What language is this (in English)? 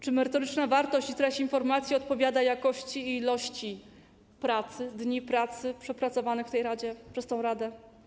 Polish